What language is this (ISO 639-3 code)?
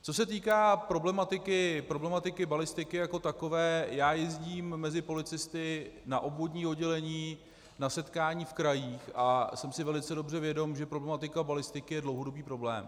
ces